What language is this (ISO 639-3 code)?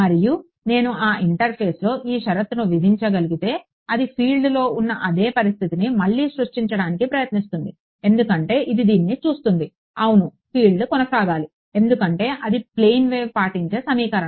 tel